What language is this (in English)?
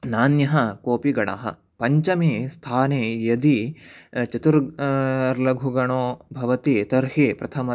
Sanskrit